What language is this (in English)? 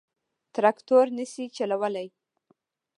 Pashto